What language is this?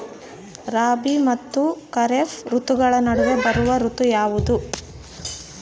Kannada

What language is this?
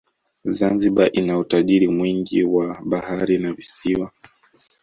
Swahili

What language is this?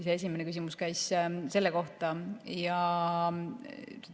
Estonian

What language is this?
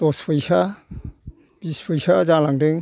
Bodo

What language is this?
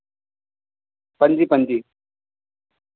Dogri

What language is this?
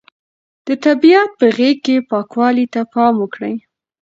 Pashto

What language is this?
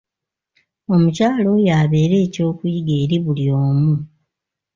Ganda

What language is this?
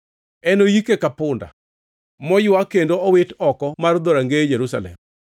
Luo (Kenya and Tanzania)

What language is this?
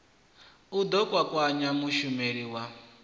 Venda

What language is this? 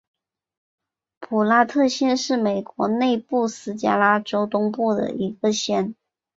Chinese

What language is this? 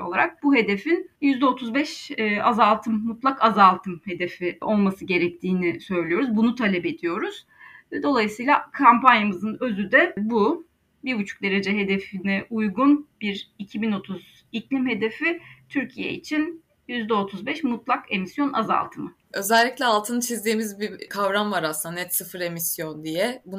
Turkish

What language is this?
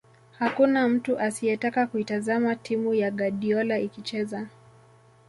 Swahili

